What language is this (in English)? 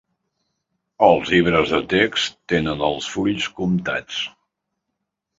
Catalan